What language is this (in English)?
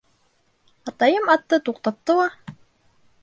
Bashkir